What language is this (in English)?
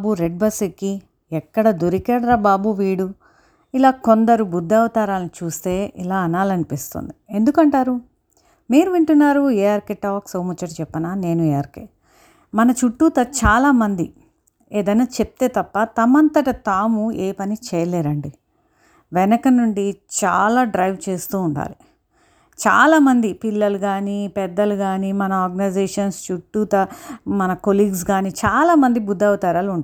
Telugu